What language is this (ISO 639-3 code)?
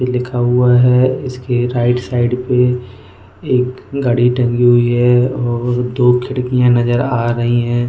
hin